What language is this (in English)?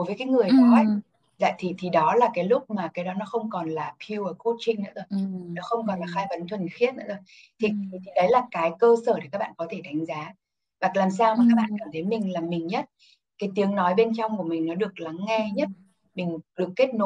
Vietnamese